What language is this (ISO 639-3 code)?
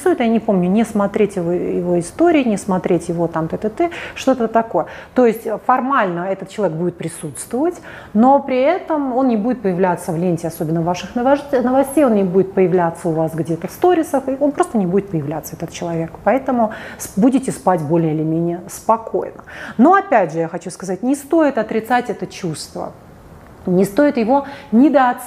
rus